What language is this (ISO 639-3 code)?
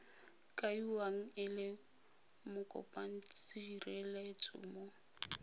tsn